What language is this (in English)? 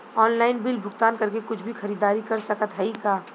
Bhojpuri